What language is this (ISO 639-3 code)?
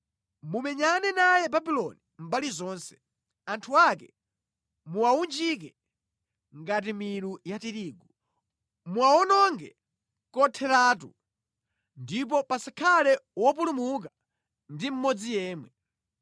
nya